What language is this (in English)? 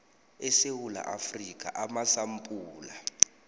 South Ndebele